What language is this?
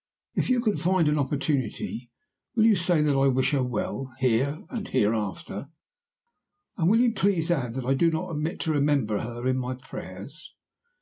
English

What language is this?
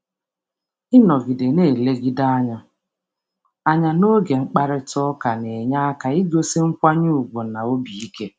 Igbo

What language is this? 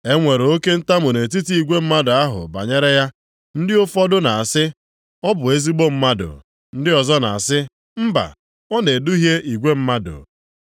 Igbo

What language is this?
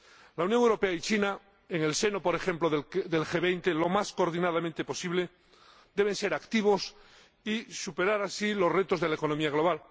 Spanish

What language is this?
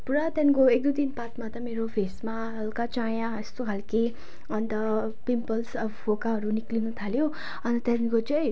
Nepali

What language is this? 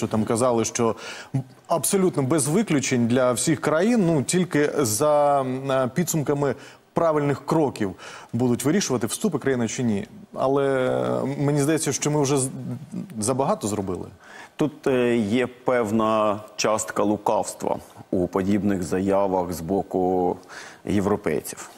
Ukrainian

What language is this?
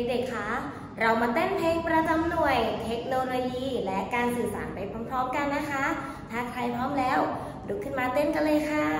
Thai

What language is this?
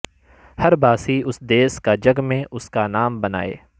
Urdu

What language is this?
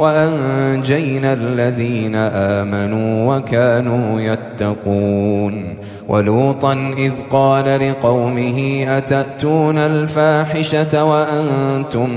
Arabic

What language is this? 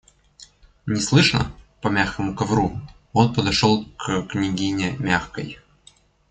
Russian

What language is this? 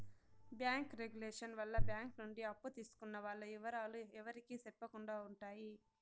Telugu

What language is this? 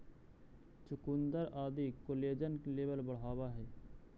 Magahi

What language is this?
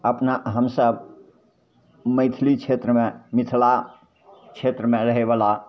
Maithili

